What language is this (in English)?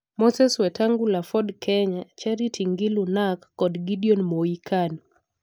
Luo (Kenya and Tanzania)